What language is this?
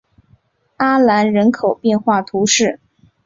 Chinese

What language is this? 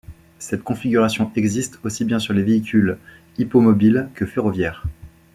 French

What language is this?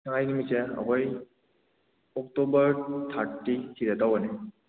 Manipuri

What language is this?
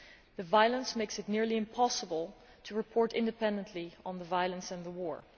English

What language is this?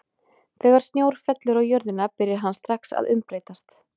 Icelandic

